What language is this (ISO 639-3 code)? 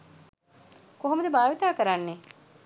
sin